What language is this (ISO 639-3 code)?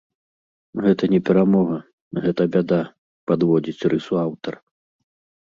bel